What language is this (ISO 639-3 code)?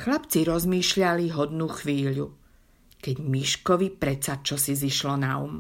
slk